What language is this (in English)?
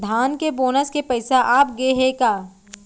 Chhattisgarhi